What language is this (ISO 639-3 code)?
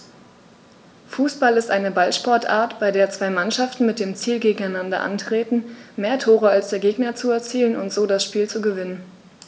deu